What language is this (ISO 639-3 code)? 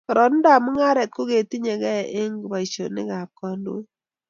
kln